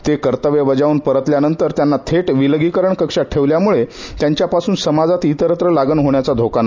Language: Marathi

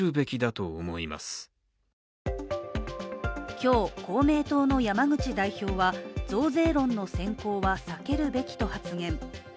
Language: Japanese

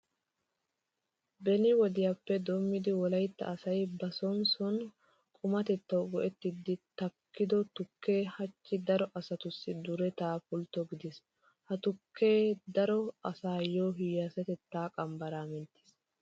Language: Wolaytta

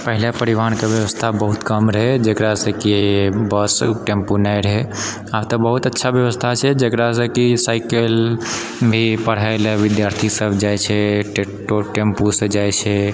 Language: Maithili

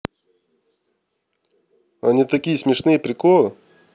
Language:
Russian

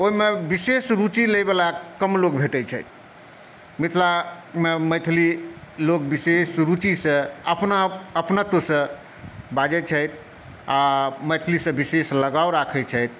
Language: Maithili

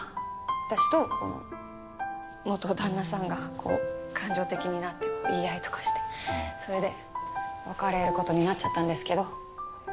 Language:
Japanese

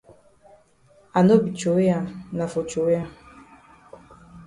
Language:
Cameroon Pidgin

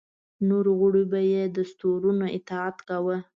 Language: Pashto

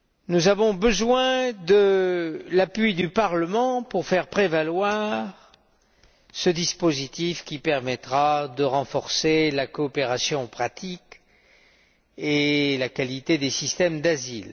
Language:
French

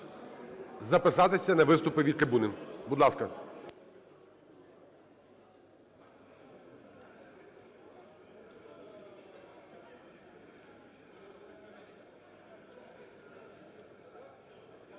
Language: Ukrainian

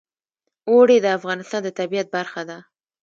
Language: Pashto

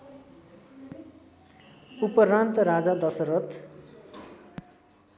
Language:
Nepali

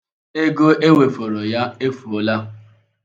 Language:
Igbo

